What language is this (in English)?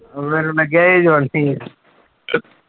Punjabi